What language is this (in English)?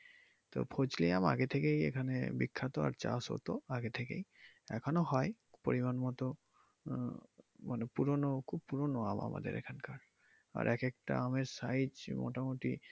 Bangla